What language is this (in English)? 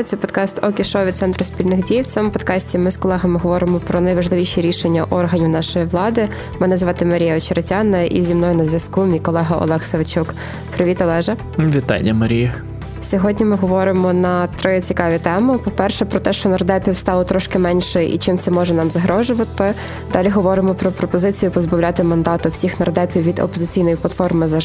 Ukrainian